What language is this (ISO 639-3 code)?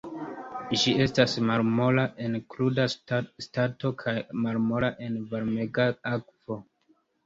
epo